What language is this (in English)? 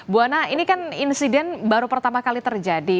Indonesian